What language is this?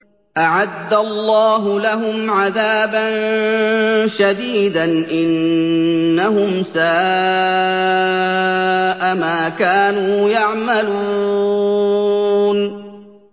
Arabic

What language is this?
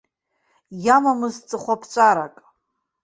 Abkhazian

